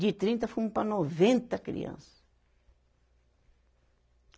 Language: Portuguese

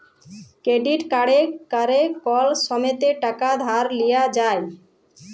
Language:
Bangla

